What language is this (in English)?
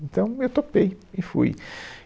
Portuguese